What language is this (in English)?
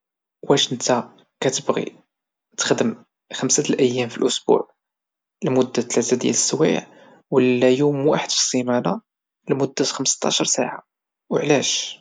Moroccan Arabic